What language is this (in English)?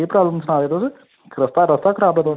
Dogri